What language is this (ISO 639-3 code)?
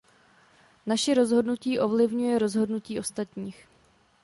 ces